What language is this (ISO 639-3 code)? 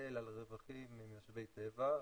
heb